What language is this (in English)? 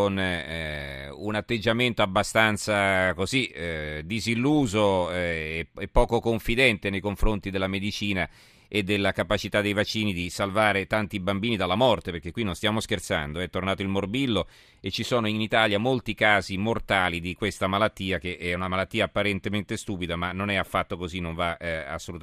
Italian